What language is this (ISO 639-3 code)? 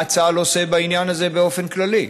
heb